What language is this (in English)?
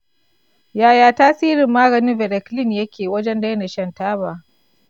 Hausa